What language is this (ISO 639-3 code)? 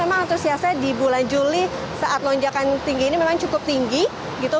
ind